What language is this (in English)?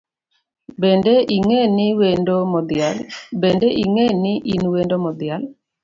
Luo (Kenya and Tanzania)